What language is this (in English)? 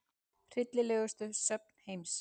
Icelandic